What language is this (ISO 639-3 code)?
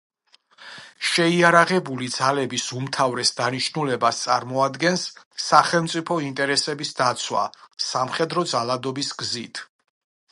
kat